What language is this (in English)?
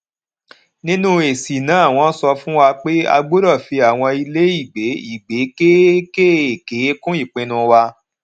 Yoruba